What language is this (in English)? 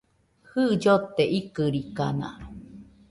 Nüpode Huitoto